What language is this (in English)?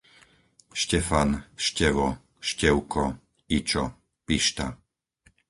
Slovak